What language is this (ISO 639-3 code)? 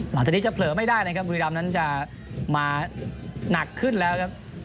tha